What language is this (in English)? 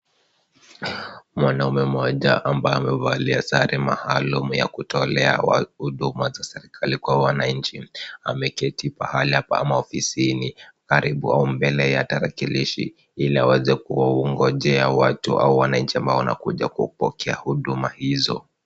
Swahili